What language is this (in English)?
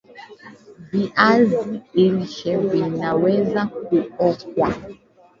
Swahili